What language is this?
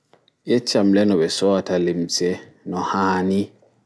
Fula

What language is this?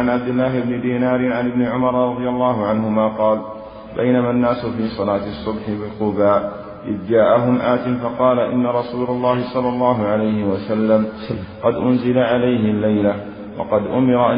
Arabic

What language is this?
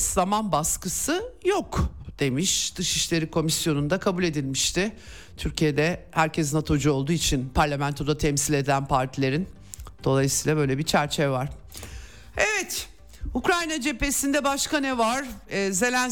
Turkish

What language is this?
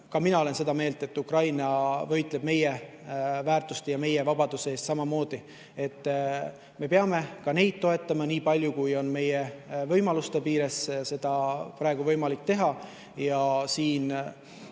Estonian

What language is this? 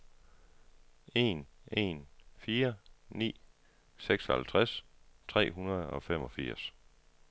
Danish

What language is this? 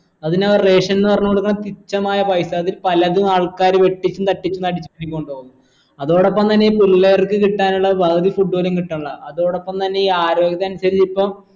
Malayalam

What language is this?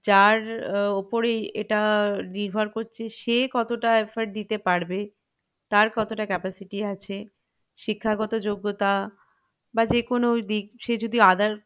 Bangla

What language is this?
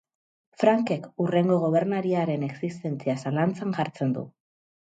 Basque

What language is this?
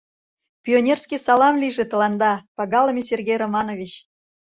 Mari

